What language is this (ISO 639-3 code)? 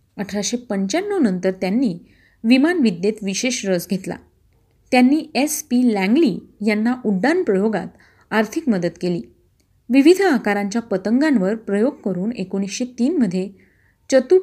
mar